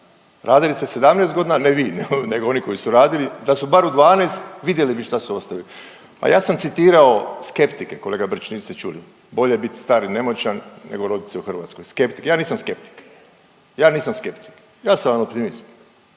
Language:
Croatian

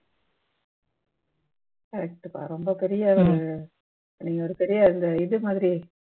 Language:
Tamil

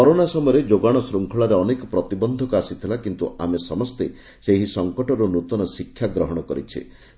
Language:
Odia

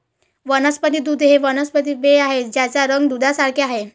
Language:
Marathi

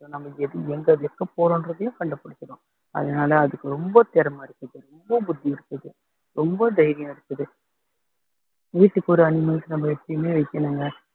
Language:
Tamil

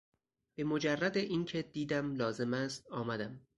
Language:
Persian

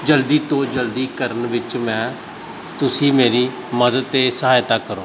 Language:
Punjabi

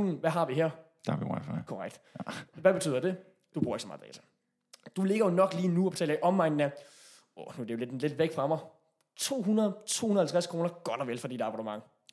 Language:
Danish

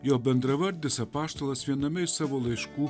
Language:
Lithuanian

